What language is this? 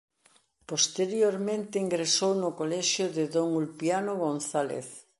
Galician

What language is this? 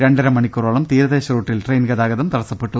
Malayalam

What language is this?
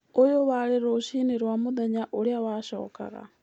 Kikuyu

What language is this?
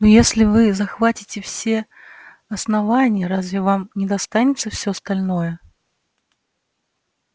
Russian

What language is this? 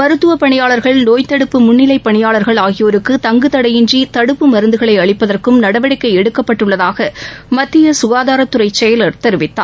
Tamil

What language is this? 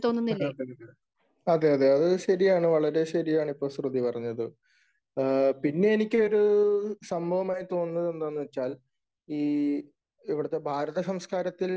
Malayalam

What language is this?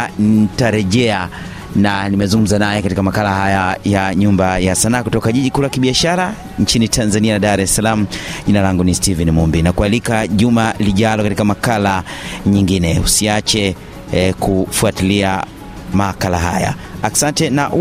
Swahili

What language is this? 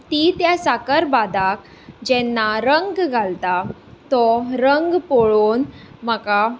Konkani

